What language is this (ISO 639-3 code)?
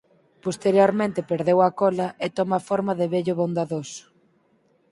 glg